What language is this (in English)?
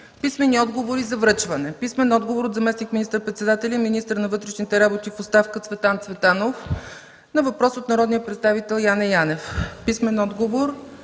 Bulgarian